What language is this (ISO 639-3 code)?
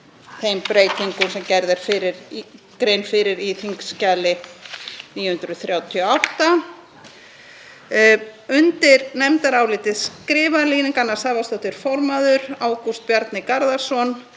isl